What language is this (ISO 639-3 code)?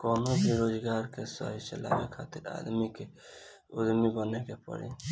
bho